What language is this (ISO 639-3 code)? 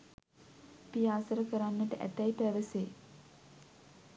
sin